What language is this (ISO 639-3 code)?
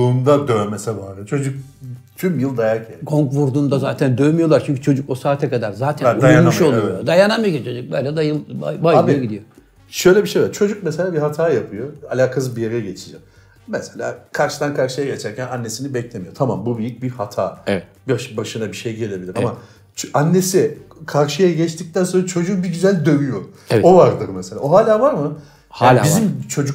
tur